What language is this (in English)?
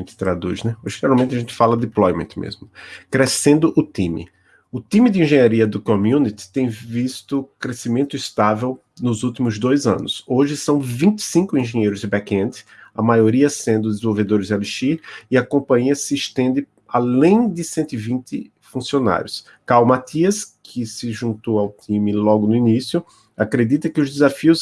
Portuguese